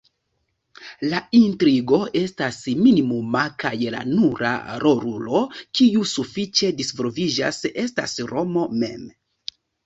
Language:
Esperanto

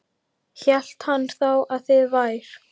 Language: Icelandic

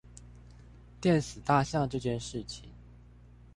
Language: Chinese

